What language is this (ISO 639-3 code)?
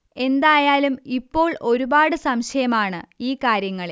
mal